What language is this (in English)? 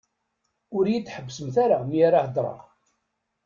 Kabyle